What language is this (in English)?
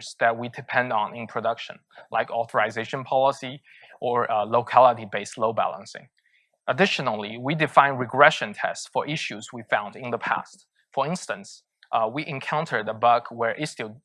English